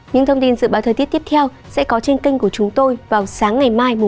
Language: Vietnamese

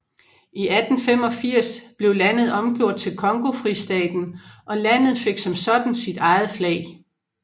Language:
Danish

